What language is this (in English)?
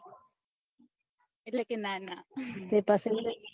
Gujarati